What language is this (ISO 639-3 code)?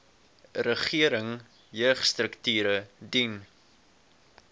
afr